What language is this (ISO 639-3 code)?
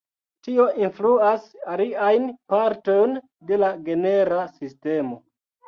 epo